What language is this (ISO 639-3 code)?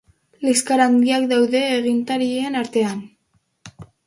eus